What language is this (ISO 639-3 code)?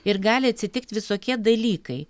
lit